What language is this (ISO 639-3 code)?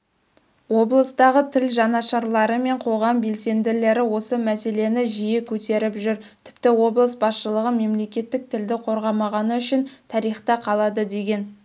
kaz